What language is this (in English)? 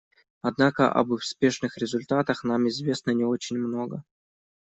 Russian